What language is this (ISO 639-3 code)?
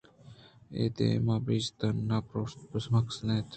bgp